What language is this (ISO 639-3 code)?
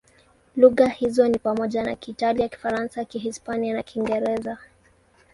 swa